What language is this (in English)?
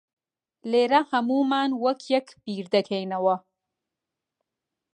Central Kurdish